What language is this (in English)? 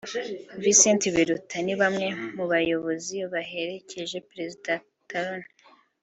Kinyarwanda